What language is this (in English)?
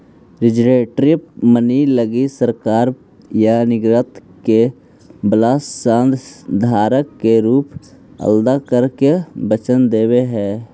Magahi